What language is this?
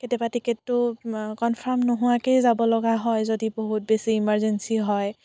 Assamese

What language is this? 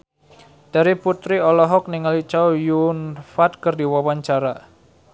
Sundanese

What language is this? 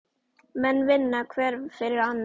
Icelandic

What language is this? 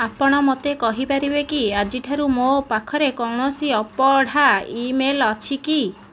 Odia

